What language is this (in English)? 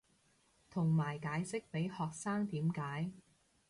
Cantonese